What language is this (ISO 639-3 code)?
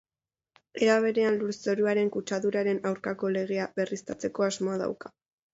eus